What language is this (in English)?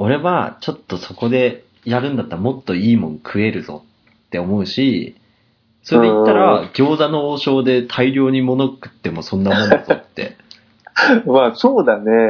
Japanese